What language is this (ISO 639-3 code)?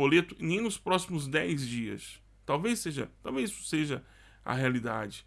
por